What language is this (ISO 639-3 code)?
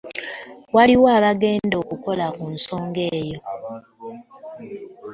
lug